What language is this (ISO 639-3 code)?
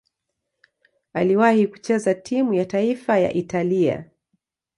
swa